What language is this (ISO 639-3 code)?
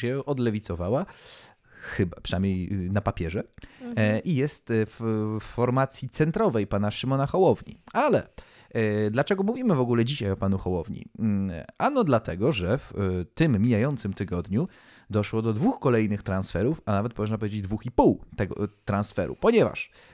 pol